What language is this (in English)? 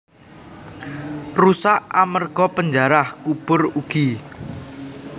Javanese